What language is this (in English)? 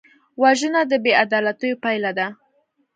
Pashto